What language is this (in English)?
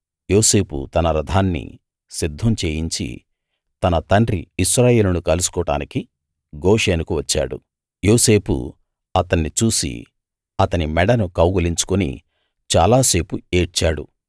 Telugu